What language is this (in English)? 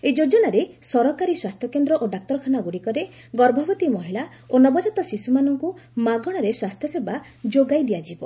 Odia